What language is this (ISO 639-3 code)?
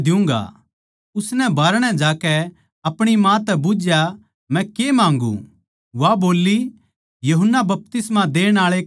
bgc